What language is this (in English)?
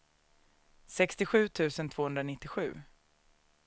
Swedish